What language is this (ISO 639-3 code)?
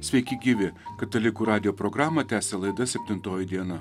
lit